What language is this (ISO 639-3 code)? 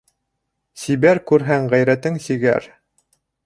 bak